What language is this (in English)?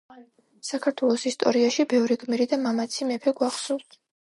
Georgian